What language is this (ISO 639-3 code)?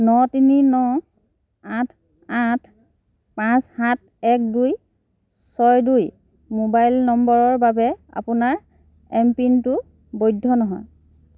asm